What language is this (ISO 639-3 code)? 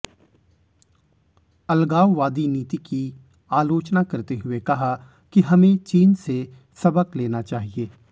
hin